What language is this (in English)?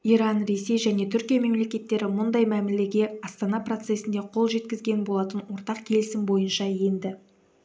Kazakh